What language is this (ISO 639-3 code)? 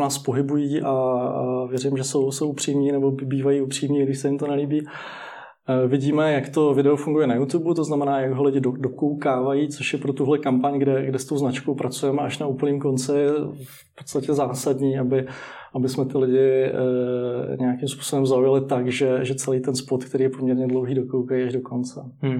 ces